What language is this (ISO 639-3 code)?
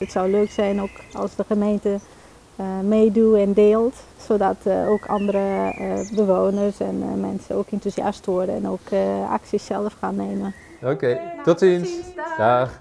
nld